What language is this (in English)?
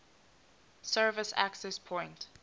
English